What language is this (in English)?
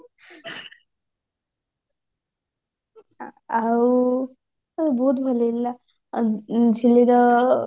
Odia